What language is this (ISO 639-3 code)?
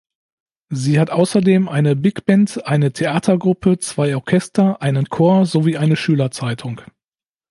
deu